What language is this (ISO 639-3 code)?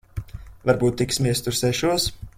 lav